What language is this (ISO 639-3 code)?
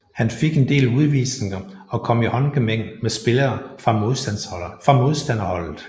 dan